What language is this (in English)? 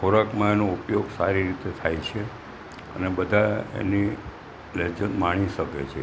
Gujarati